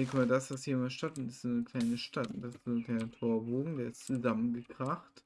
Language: German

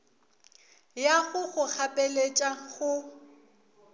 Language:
Northern Sotho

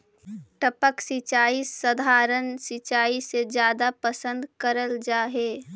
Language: Magahi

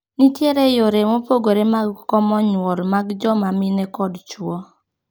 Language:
Luo (Kenya and Tanzania)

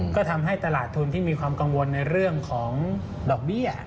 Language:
Thai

